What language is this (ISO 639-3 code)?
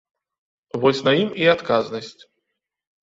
bel